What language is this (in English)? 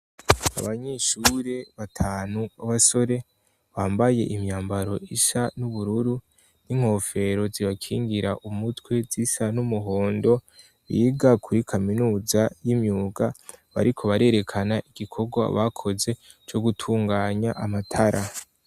Rundi